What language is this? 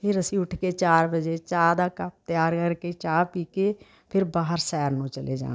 Punjabi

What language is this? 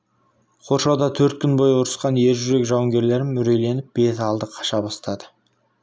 Kazakh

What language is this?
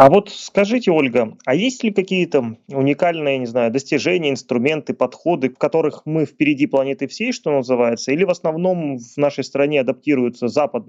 Russian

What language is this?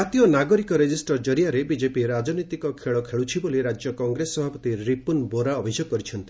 Odia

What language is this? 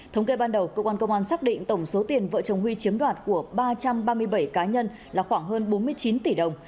Vietnamese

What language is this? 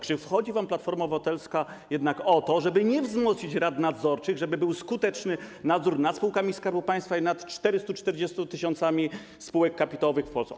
Polish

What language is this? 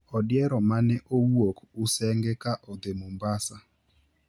Luo (Kenya and Tanzania)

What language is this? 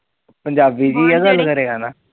Punjabi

